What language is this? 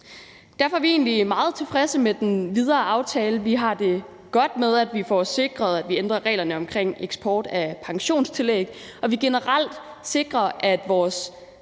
Danish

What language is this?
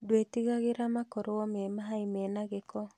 Kikuyu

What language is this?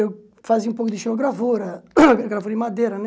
Portuguese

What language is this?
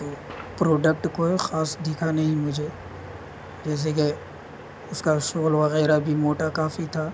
Urdu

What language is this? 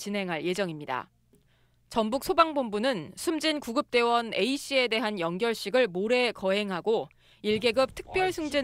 Korean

